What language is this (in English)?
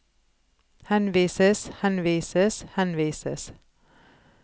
Norwegian